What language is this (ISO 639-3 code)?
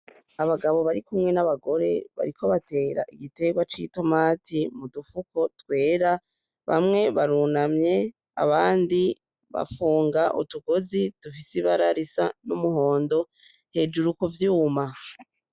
run